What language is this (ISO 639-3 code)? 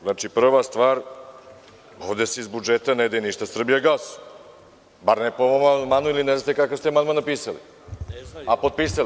srp